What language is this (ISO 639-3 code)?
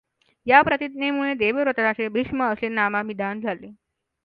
mar